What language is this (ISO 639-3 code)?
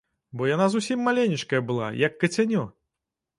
bel